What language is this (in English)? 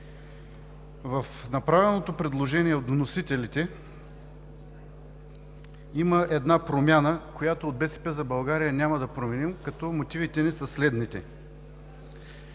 Bulgarian